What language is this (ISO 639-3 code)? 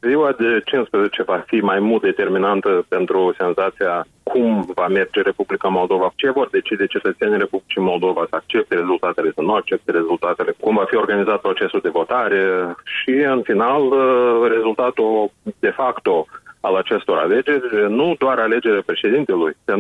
ron